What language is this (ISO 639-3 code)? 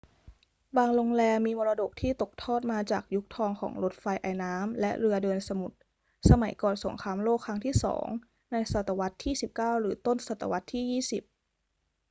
tha